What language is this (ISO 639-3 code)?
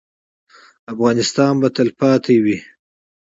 pus